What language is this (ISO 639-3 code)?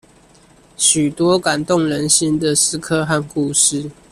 zho